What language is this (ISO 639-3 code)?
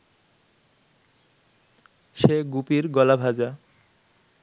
ben